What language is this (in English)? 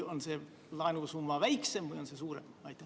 Estonian